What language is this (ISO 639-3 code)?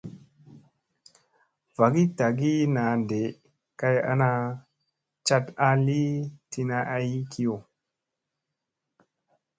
mse